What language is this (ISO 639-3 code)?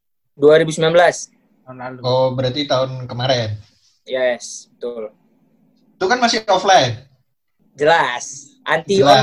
ind